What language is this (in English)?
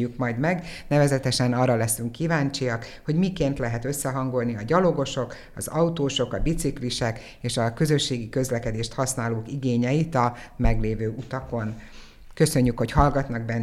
Hungarian